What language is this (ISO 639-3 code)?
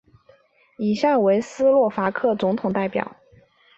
zho